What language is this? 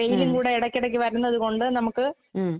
Malayalam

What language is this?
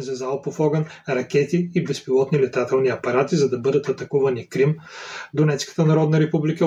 Bulgarian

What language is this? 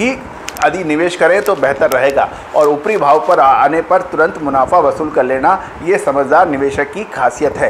Hindi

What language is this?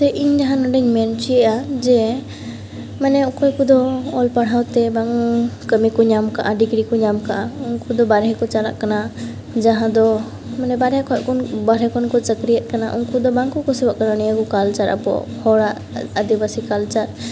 Santali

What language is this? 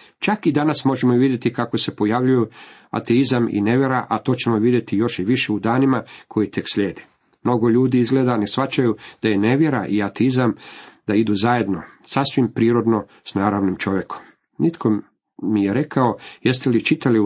Croatian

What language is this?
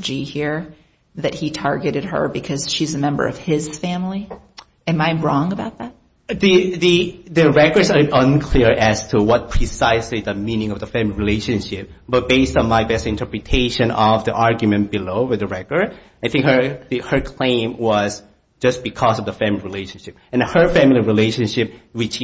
English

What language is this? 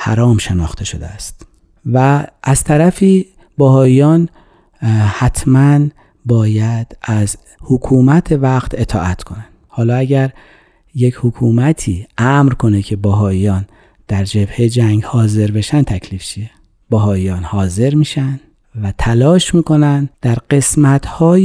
Persian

